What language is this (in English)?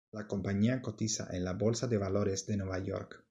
Spanish